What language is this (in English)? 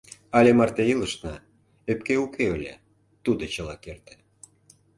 Mari